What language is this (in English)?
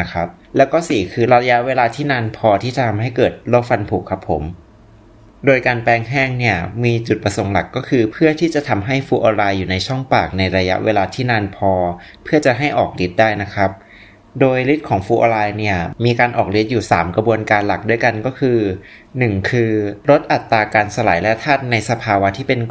Thai